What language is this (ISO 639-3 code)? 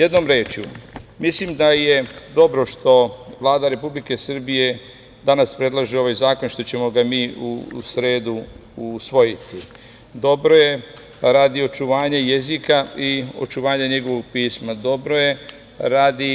srp